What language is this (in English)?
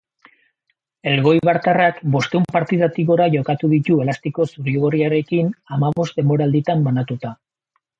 Basque